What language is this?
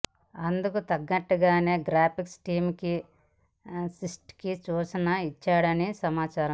Telugu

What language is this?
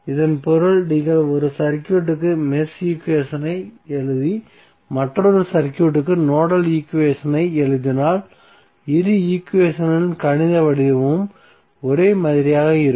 Tamil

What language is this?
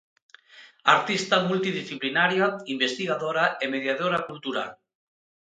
Galician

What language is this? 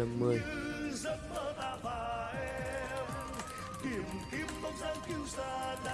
Vietnamese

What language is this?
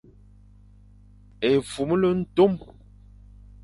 Fang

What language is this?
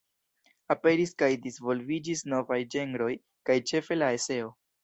Esperanto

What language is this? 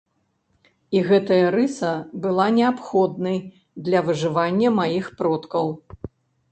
Belarusian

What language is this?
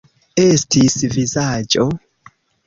Esperanto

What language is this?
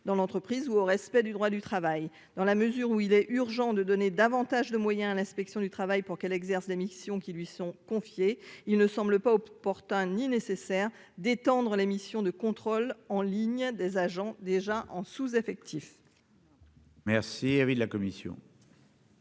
French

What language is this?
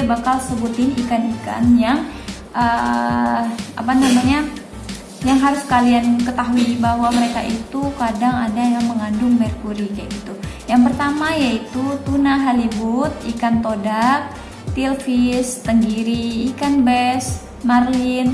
Indonesian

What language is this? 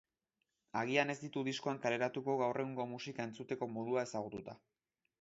Basque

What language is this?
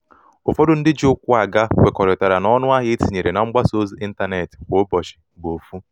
Igbo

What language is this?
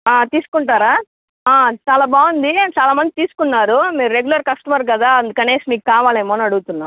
Telugu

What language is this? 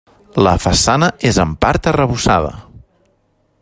Catalan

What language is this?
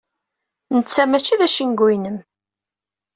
Kabyle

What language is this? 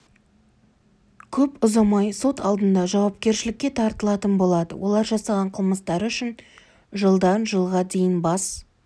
Kazakh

